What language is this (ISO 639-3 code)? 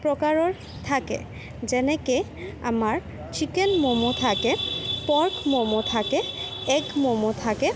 asm